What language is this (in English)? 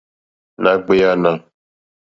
Mokpwe